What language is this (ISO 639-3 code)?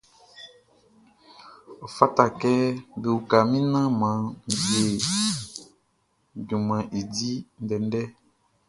bci